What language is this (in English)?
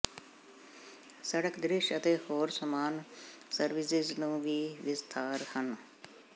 Punjabi